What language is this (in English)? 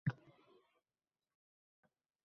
Uzbek